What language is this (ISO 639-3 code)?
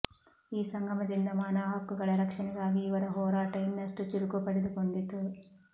kan